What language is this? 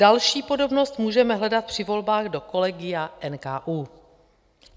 Czech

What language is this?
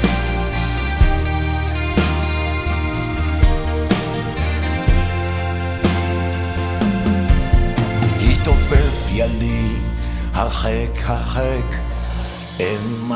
Hebrew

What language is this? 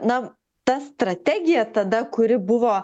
Lithuanian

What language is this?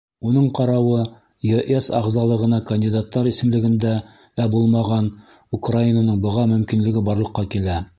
Bashkir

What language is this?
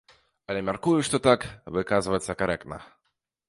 Belarusian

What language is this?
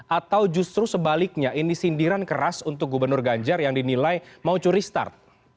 Indonesian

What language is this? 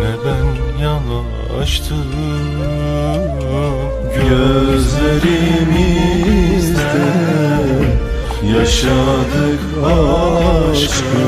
Turkish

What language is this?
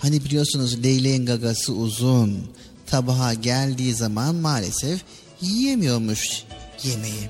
Turkish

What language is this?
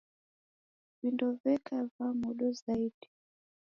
Taita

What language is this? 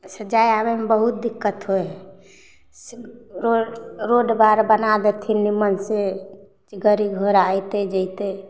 Maithili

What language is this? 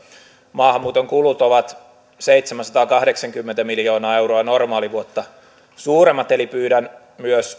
Finnish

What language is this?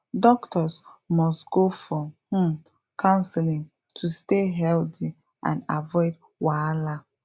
Nigerian Pidgin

